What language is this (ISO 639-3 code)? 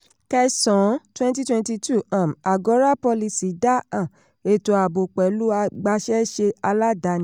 yor